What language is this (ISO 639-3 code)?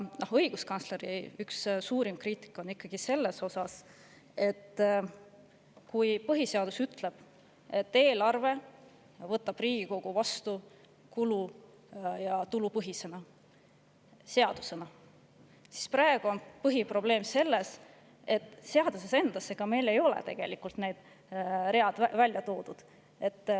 est